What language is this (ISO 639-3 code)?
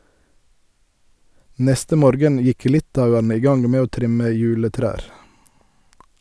nor